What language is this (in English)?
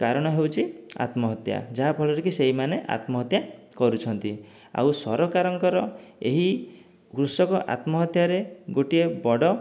Odia